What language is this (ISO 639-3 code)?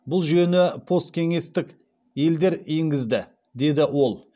kaz